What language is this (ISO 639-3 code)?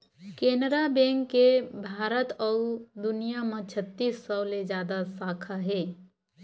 hne